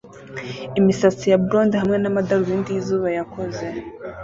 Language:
Kinyarwanda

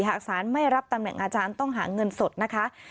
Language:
Thai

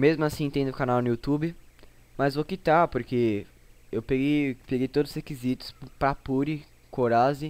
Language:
Portuguese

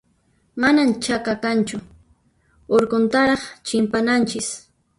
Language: Puno Quechua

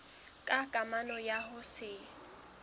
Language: Southern Sotho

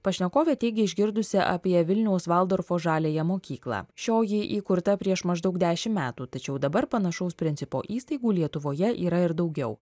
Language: Lithuanian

